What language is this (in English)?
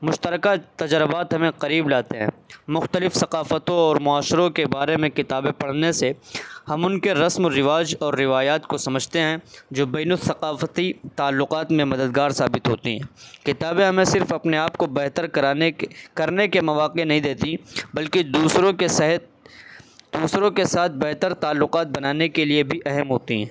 Urdu